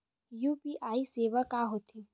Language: Chhattisgarhi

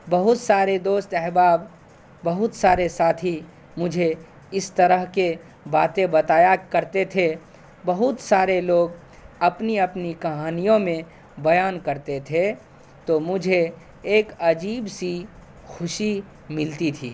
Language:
Urdu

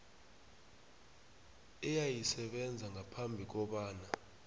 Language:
South Ndebele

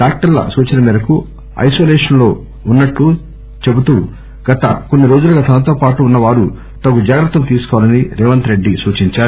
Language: Telugu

